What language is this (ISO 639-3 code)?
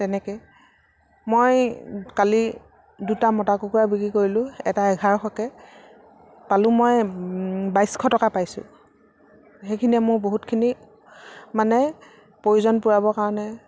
asm